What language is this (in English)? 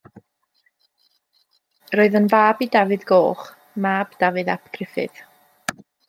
Welsh